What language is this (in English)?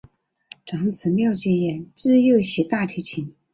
Chinese